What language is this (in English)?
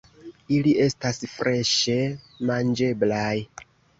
Esperanto